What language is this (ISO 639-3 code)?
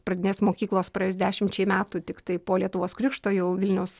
lit